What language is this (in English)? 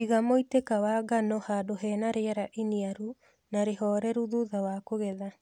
Kikuyu